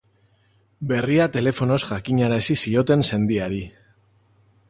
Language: Basque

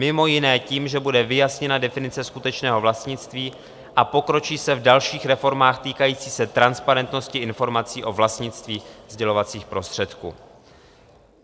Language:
Czech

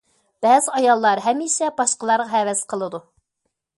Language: Uyghur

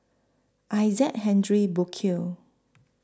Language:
English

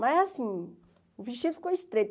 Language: Portuguese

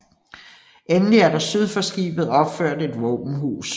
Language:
Danish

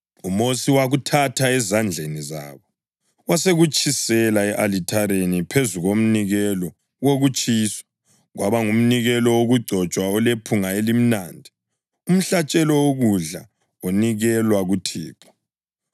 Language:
North Ndebele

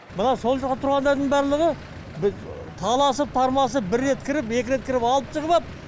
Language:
Kazakh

